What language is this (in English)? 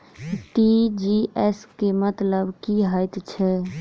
Maithili